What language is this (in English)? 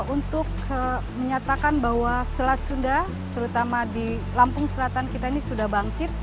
Indonesian